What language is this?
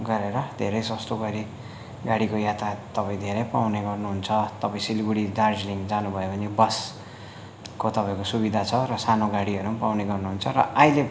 Nepali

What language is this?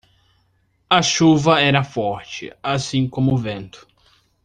Portuguese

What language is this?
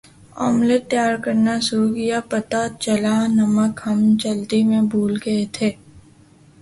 Urdu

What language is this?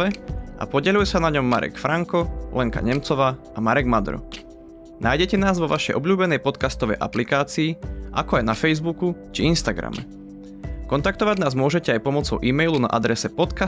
Slovak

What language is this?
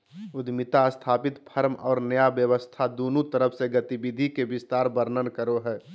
Magahi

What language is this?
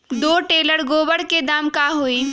Magahi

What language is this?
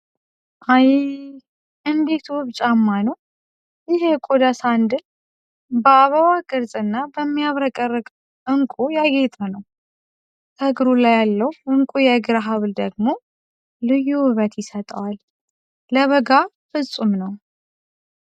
Amharic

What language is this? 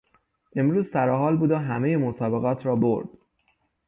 Persian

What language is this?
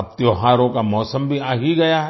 Hindi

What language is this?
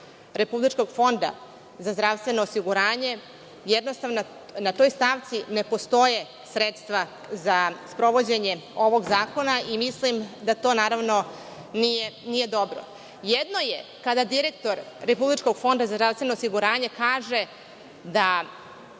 Serbian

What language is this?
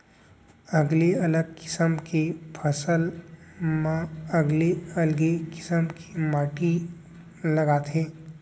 Chhattisgarhi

